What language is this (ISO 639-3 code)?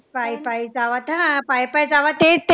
mar